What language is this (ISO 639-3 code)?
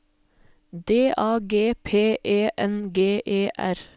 nor